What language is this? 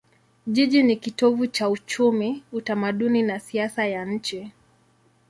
Swahili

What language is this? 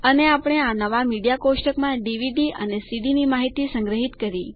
Gujarati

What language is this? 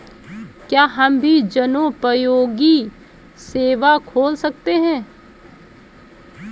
Hindi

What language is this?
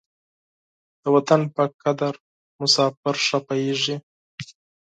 Pashto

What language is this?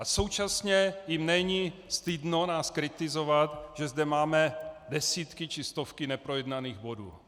Czech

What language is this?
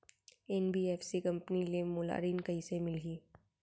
Chhattisgarhi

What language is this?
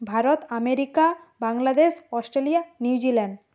Bangla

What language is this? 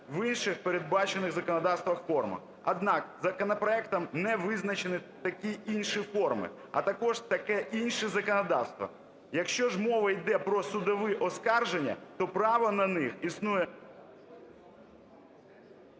Ukrainian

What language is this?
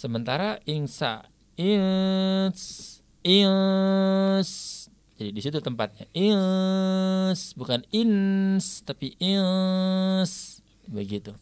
Indonesian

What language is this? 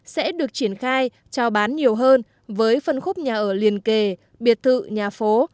Vietnamese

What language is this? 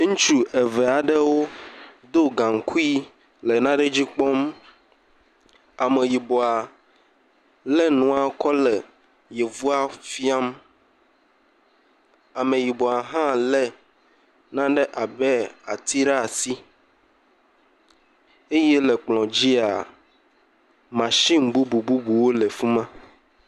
Ewe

